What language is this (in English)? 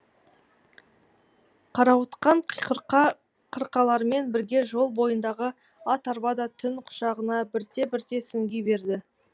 Kazakh